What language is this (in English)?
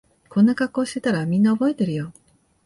Japanese